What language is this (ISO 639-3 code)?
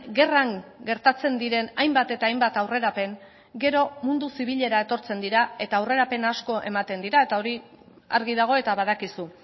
eus